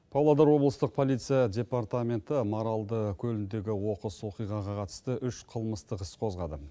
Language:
Kazakh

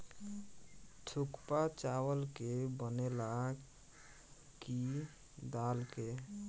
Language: Bhojpuri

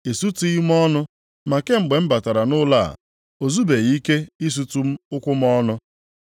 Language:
Igbo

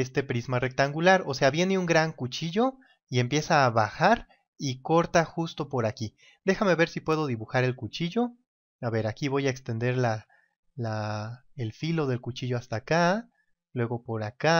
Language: Spanish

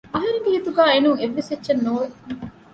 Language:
Divehi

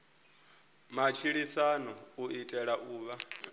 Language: Venda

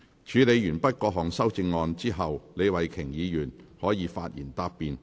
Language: Cantonese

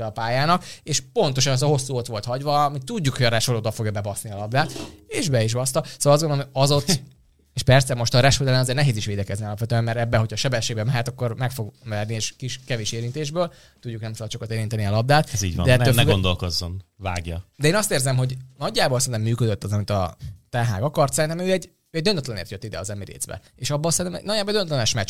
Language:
Hungarian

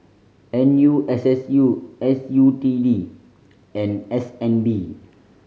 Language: English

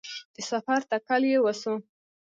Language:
Pashto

